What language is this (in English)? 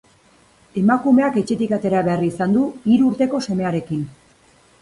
Basque